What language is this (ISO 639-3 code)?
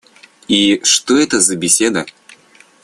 rus